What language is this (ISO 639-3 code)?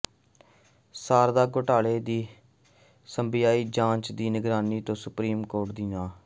pan